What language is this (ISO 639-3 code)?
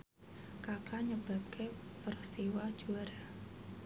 jav